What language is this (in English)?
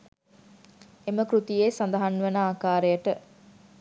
Sinhala